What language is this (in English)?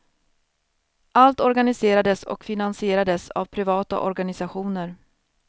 Swedish